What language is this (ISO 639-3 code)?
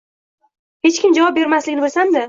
uzb